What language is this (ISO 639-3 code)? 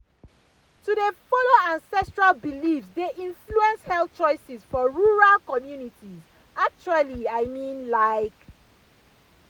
pcm